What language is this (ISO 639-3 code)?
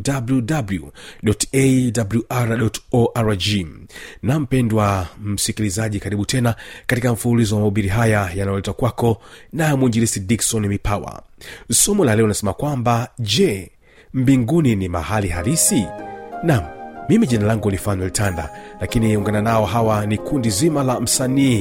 swa